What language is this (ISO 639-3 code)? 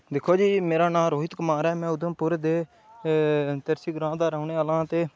doi